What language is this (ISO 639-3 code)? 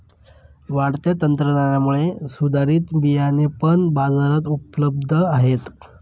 mar